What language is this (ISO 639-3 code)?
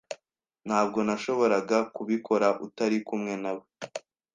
kin